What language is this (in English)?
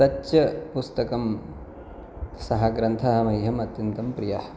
Sanskrit